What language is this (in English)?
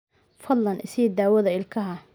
Somali